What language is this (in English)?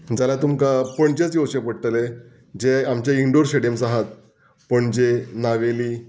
Konkani